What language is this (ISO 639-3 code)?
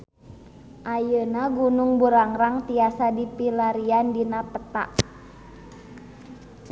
sun